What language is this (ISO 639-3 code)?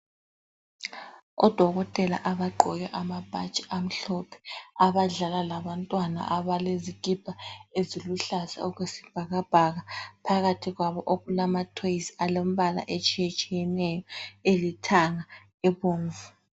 nde